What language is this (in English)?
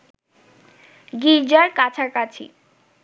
Bangla